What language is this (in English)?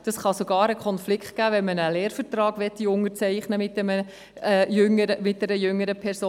Swiss German